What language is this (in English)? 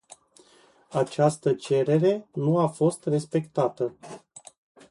Romanian